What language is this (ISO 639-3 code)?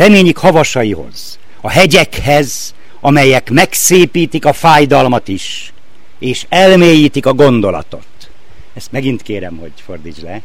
hun